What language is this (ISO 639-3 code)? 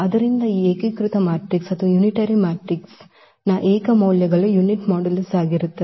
kan